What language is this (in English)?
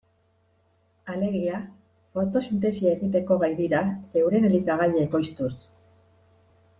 Basque